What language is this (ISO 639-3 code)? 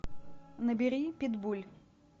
rus